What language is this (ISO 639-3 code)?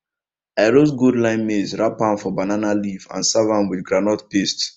pcm